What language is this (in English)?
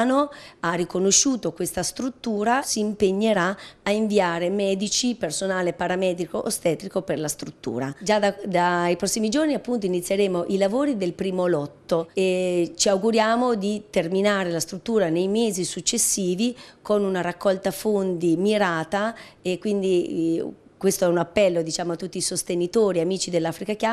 Italian